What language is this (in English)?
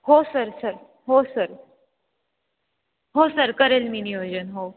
Marathi